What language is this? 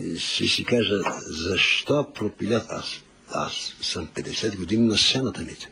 Bulgarian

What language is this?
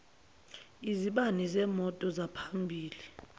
Zulu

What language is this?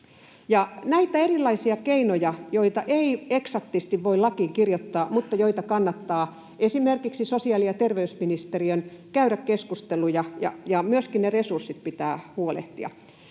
Finnish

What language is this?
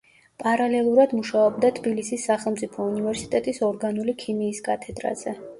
Georgian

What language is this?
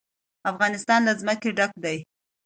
Pashto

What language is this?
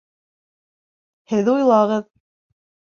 Bashkir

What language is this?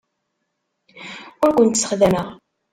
Kabyle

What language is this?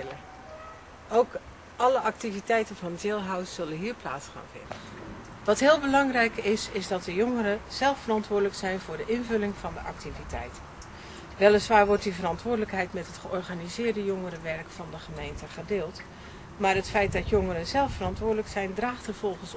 Dutch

